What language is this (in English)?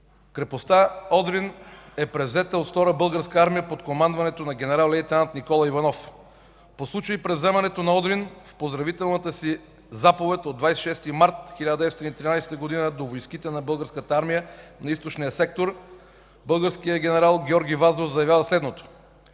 Bulgarian